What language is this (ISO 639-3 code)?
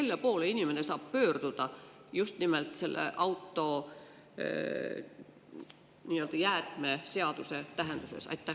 est